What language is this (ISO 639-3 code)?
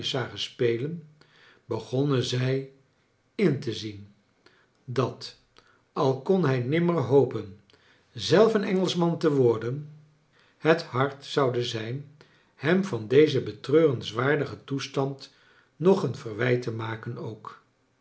nld